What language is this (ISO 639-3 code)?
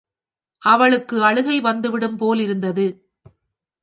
tam